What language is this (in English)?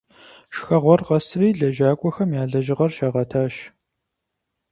Kabardian